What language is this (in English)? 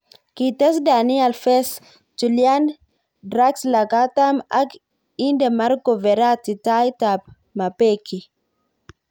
Kalenjin